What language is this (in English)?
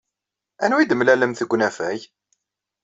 Kabyle